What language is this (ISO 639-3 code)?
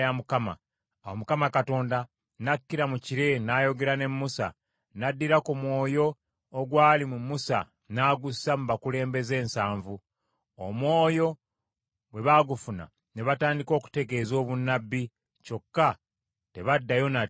lug